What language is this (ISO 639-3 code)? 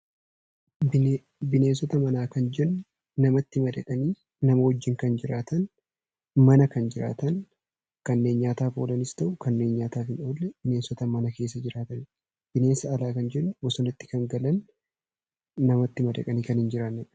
orm